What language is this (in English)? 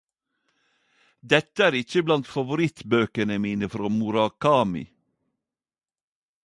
Norwegian Nynorsk